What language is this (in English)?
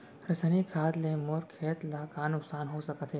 Chhattisgarhi